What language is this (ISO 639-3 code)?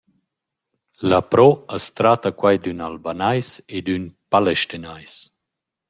roh